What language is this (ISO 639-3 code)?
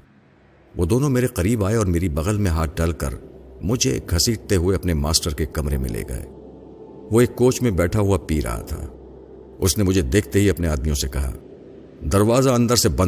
urd